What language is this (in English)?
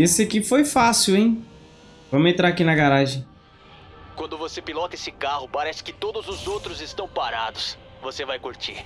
Portuguese